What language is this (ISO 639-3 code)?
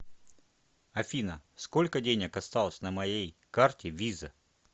rus